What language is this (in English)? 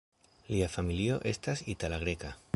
Esperanto